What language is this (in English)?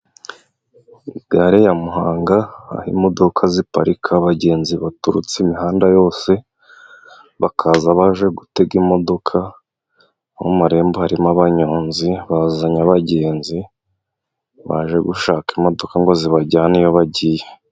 Kinyarwanda